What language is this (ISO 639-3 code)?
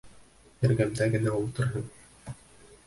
bak